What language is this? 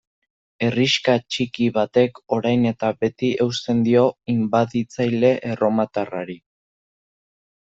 Basque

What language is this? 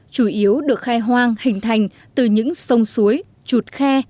Vietnamese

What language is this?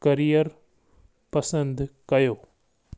Sindhi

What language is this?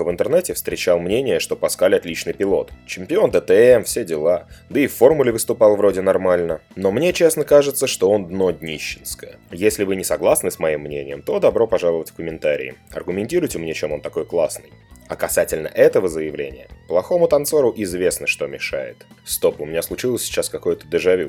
Russian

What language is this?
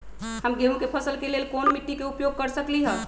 Magahi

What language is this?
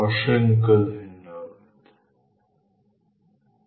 Bangla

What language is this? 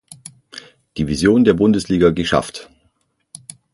German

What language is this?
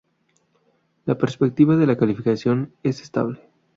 Spanish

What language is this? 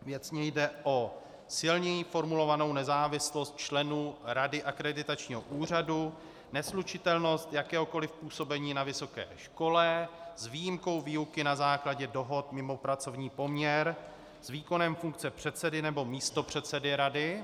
Czech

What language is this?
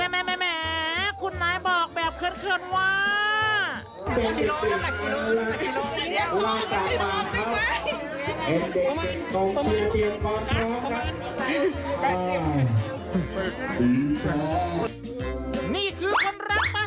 Thai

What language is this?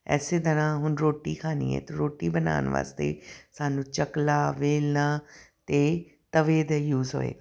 Punjabi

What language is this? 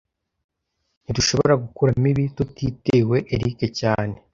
Kinyarwanda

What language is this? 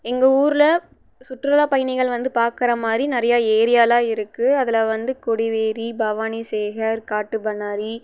Tamil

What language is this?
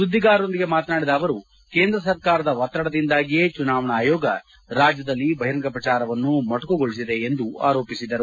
Kannada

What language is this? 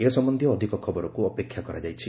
Odia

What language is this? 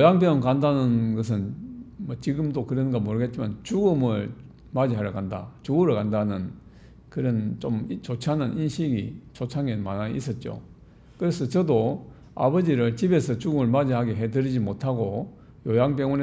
Korean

